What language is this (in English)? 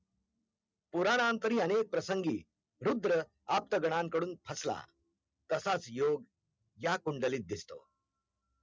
Marathi